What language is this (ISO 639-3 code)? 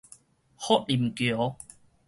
nan